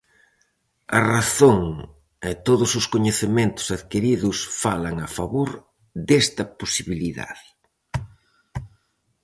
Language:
Galician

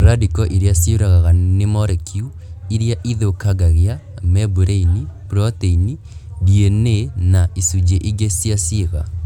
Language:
Kikuyu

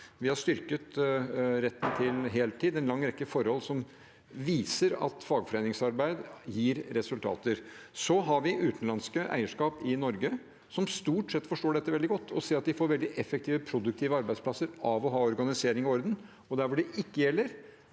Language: Norwegian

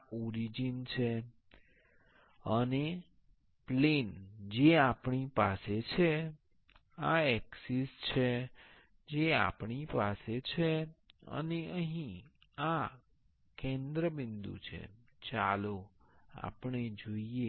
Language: Gujarati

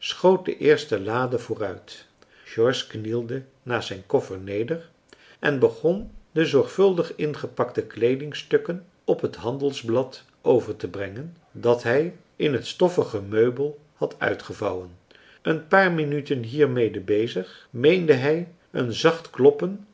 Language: Dutch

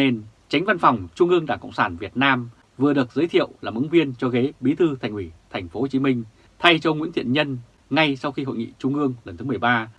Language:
Vietnamese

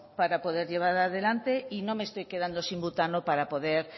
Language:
Spanish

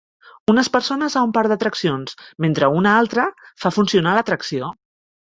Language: Catalan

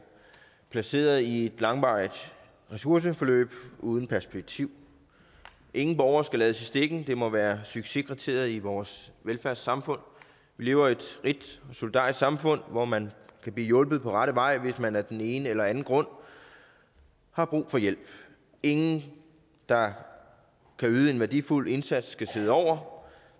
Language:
Danish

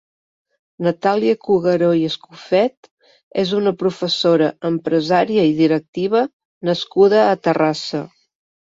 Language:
Catalan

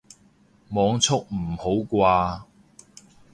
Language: Cantonese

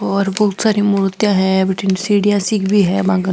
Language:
Marwari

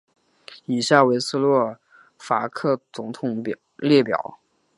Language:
Chinese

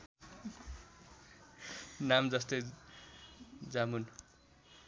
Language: Nepali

